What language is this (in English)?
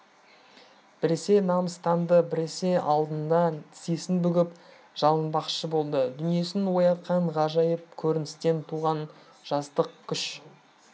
Kazakh